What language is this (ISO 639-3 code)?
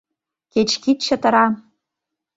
chm